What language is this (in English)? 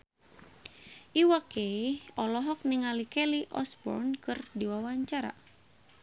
Sundanese